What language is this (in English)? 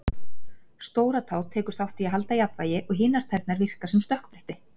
Icelandic